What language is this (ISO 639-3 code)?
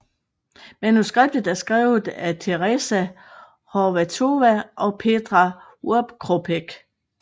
dan